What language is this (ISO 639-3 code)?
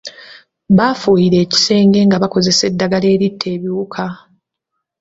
lug